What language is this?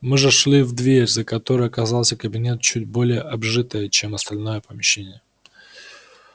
Russian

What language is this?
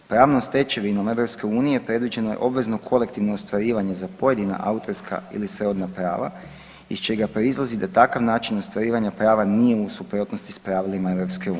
Croatian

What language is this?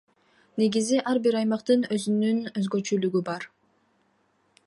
Kyrgyz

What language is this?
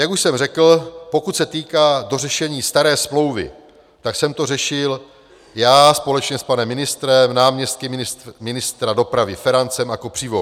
Czech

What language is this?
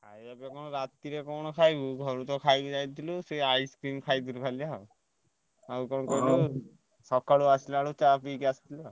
Odia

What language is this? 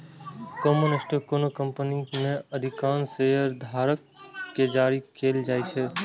Maithili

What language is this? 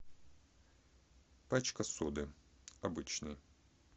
Russian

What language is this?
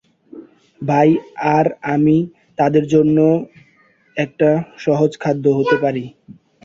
Bangla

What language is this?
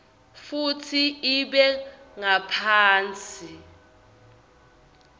Swati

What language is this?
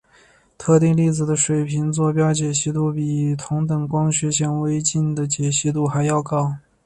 Chinese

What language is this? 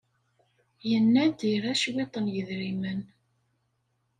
Kabyle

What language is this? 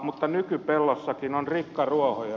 Finnish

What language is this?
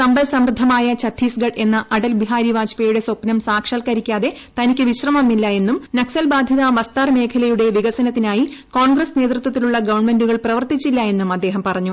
Malayalam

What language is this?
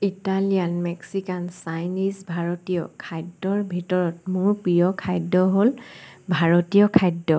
Assamese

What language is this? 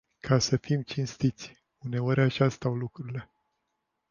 Romanian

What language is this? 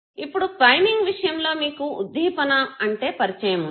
Telugu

